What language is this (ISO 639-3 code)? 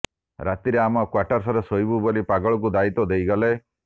ori